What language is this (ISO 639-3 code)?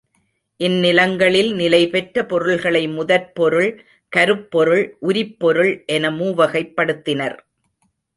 tam